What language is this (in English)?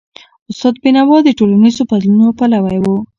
Pashto